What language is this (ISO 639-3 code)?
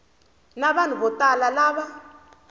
tso